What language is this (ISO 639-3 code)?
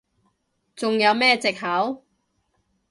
yue